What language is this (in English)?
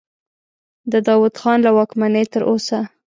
Pashto